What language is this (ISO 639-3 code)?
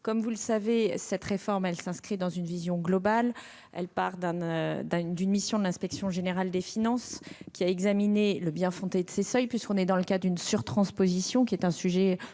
fra